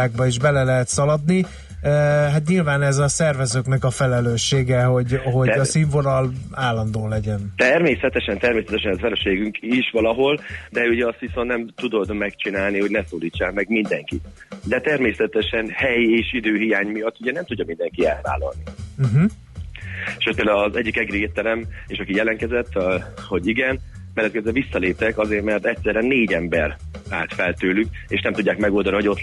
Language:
Hungarian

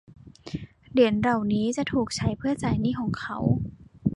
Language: Thai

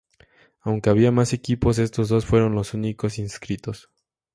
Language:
Spanish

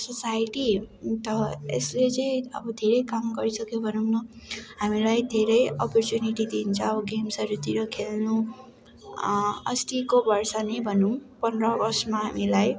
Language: Nepali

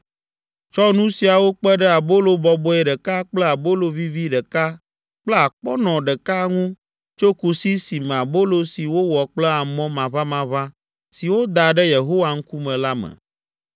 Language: Ewe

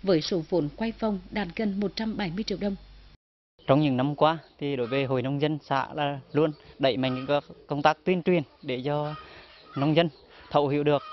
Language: Vietnamese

